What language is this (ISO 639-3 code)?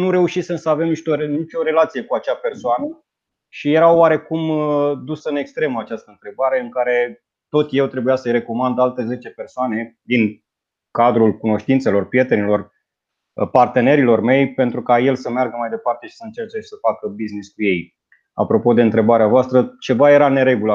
ron